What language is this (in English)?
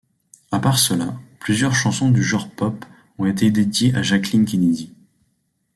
French